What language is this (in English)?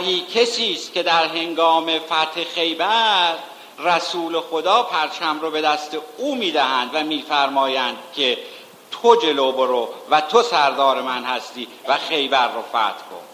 Persian